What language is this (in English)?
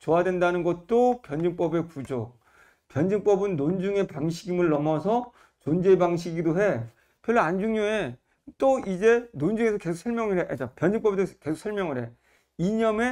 Korean